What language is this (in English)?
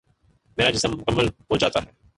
Urdu